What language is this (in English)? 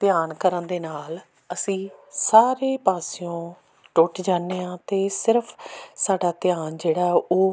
Punjabi